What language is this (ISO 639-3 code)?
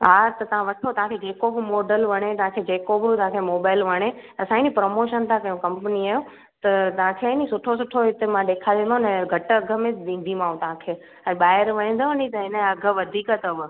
snd